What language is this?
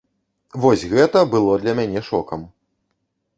Belarusian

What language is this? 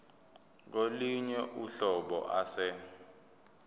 Zulu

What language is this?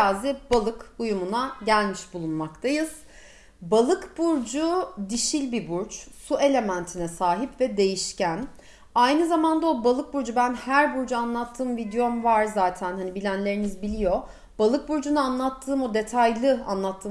Turkish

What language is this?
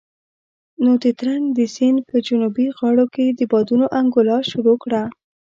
Pashto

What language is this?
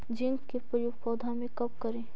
Magahi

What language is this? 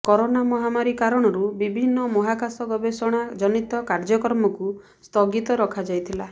Odia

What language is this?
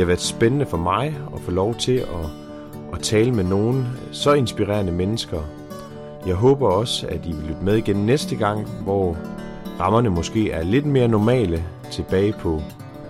Danish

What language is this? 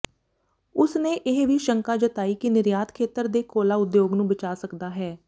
Punjabi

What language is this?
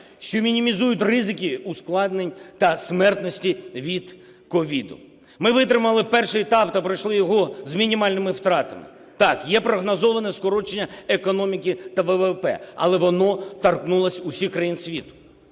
Ukrainian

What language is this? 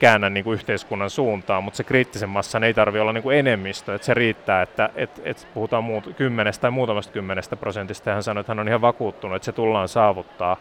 Finnish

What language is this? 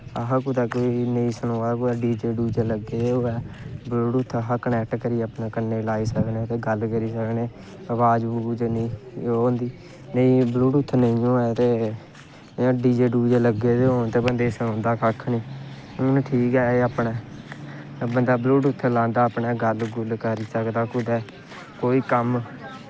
Dogri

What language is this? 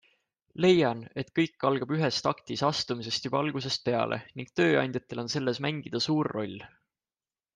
Estonian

